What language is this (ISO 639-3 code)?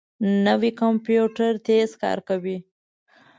pus